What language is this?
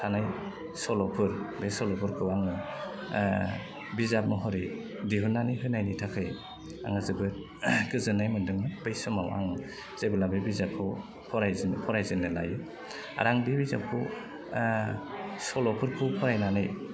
Bodo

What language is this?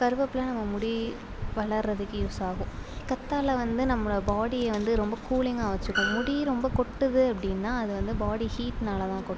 Tamil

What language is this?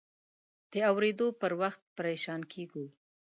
Pashto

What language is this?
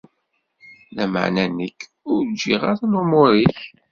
Kabyle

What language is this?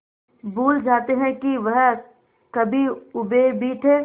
Hindi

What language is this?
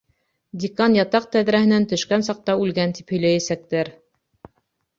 Bashkir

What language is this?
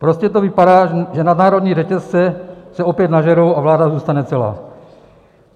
Czech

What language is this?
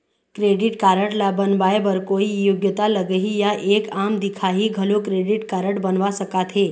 Chhattisgarhi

